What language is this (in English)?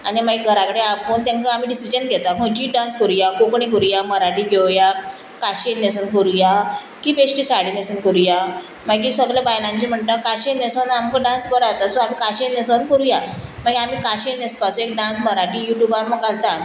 Konkani